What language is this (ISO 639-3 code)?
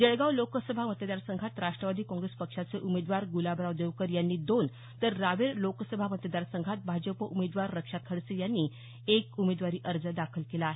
mar